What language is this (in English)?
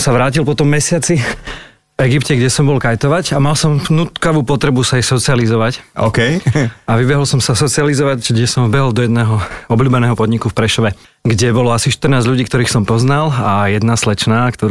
Slovak